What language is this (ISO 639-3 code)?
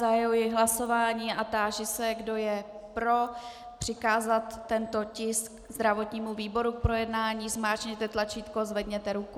ces